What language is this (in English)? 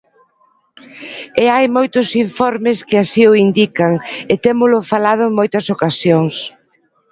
Galician